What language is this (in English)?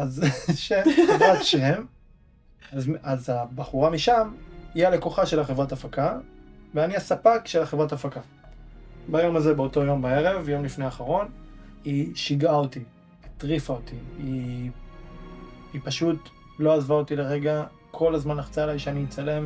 Hebrew